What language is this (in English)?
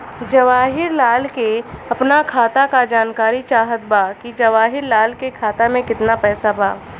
Bhojpuri